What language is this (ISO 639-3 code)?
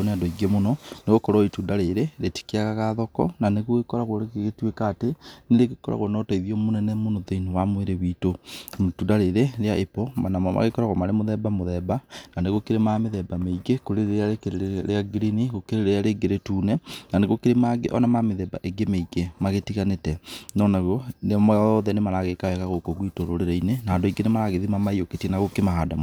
kik